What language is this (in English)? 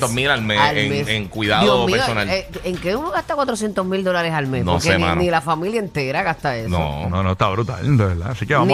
Spanish